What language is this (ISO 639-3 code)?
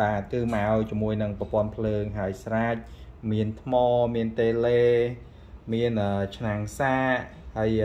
vie